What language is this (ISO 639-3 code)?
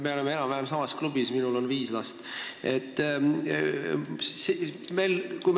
est